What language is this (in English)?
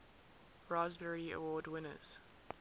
English